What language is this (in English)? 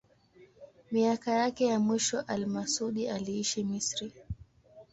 Swahili